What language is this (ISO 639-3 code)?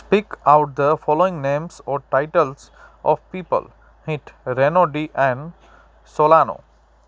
snd